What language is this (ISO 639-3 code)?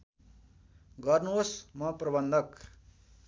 nep